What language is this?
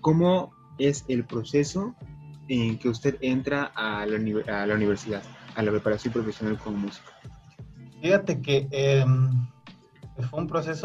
Spanish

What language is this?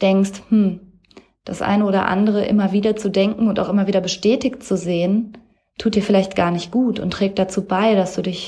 German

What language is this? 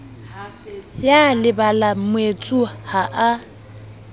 Southern Sotho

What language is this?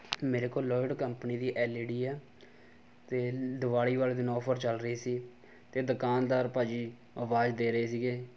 Punjabi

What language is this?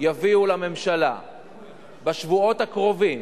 Hebrew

